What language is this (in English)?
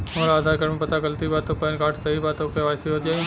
Bhojpuri